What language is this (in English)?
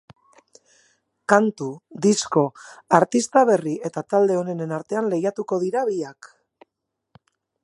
Basque